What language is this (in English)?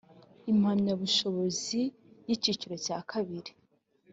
Kinyarwanda